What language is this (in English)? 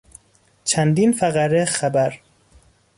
Persian